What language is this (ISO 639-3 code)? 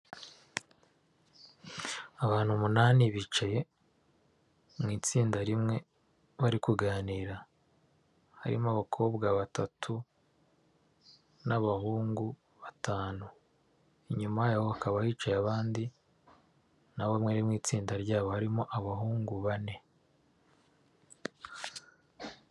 kin